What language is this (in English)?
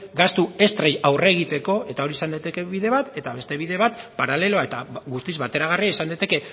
Basque